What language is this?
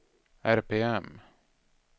Swedish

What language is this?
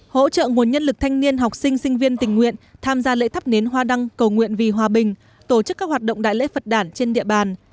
Vietnamese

